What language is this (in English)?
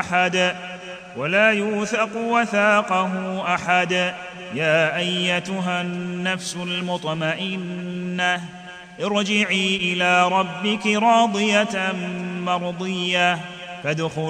Arabic